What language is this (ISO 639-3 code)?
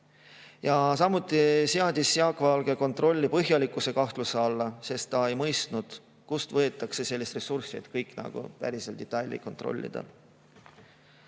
est